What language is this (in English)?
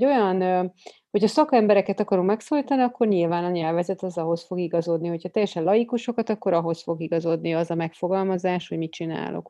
Hungarian